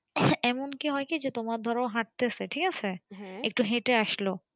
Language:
Bangla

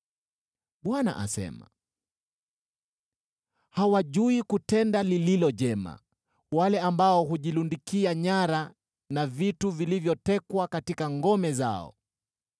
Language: Swahili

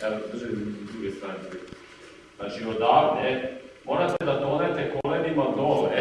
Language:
Serbian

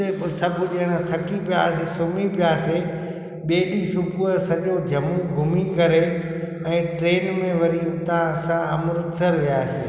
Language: Sindhi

